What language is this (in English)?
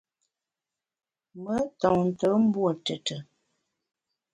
Bamun